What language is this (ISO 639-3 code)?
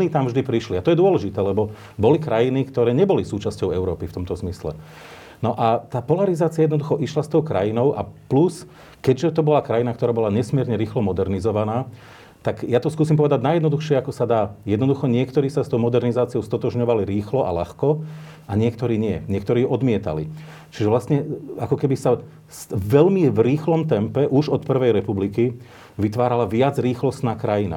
slk